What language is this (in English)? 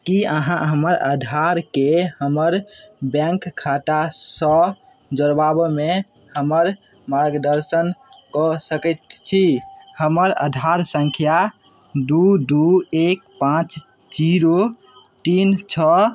Maithili